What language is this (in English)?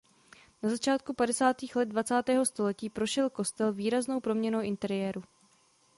Czech